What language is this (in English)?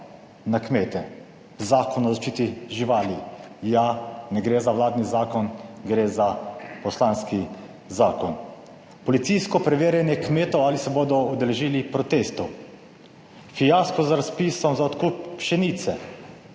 Slovenian